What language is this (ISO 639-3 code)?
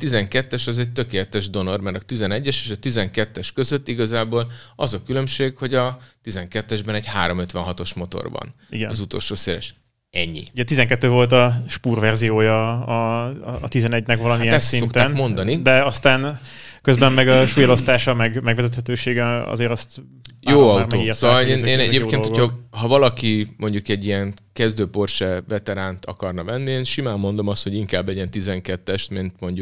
hun